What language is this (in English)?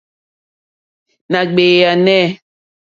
Mokpwe